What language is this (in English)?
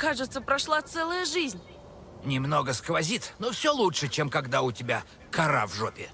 Russian